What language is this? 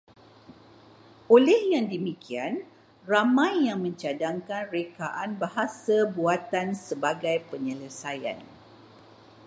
Malay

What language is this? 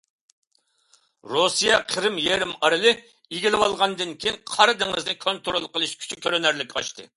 Uyghur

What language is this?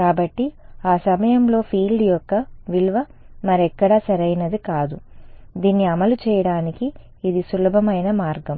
Telugu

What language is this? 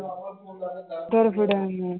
Punjabi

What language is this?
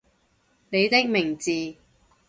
Cantonese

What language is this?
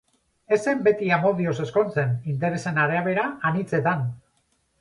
Basque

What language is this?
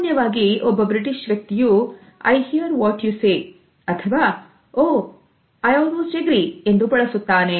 Kannada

